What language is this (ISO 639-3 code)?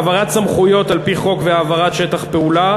heb